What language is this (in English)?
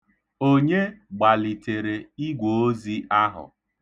Igbo